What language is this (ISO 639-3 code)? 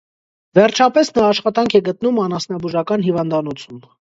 hye